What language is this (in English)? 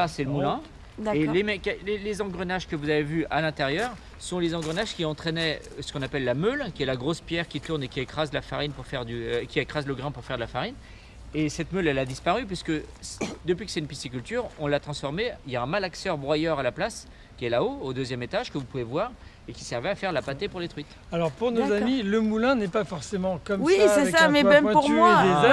French